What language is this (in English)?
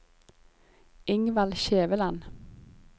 Norwegian